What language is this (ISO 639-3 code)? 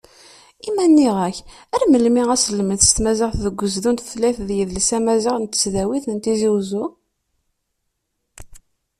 kab